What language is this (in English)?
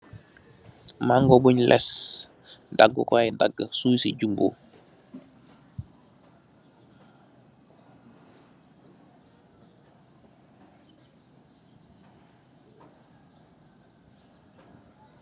Wolof